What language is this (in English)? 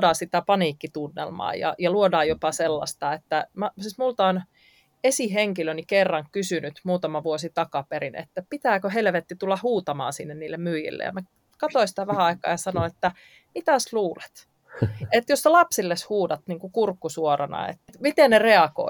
Finnish